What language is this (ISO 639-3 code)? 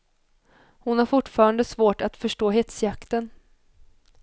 swe